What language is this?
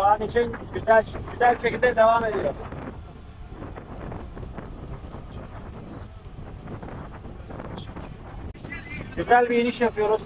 Turkish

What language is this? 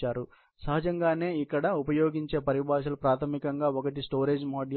Telugu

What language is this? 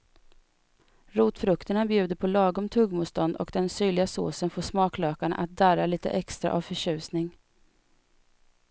Swedish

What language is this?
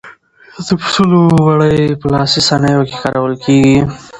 Pashto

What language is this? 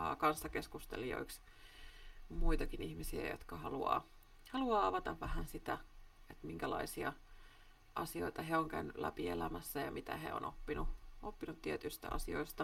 Finnish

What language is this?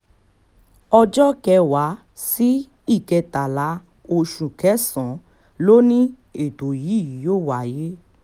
Yoruba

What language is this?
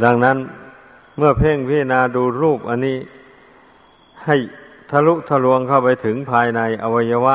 Thai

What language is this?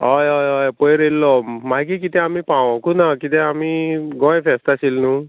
Konkani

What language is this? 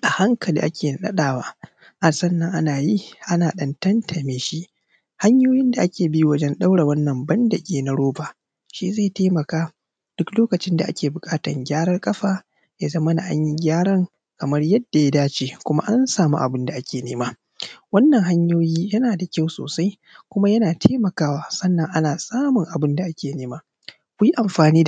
Hausa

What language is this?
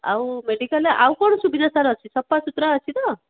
Odia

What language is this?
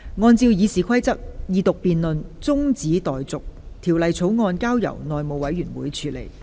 Cantonese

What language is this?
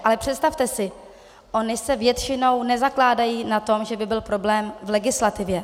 Czech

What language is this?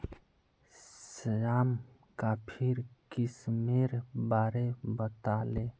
Magahi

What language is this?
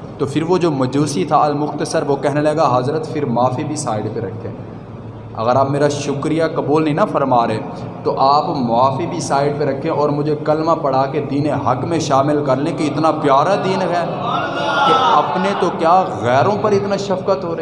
Urdu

